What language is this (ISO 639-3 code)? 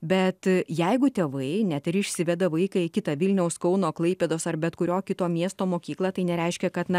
lit